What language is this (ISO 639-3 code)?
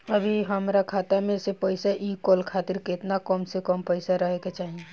bho